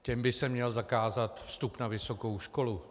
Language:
Czech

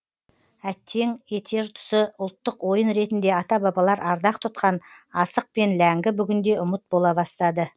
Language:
Kazakh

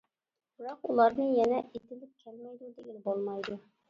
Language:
Uyghur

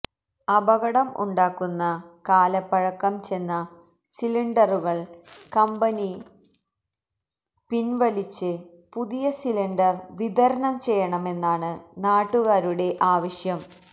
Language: Malayalam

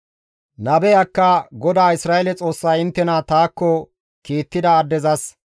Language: Gamo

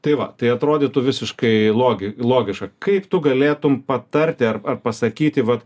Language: Lithuanian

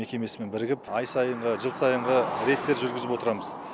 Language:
Kazakh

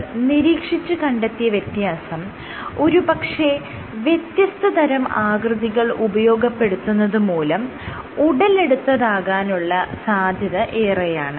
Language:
Malayalam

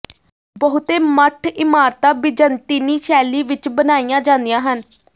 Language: Punjabi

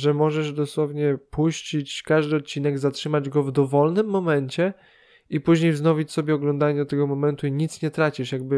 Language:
Polish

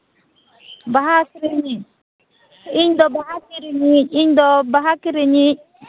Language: Santali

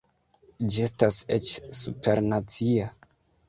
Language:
Esperanto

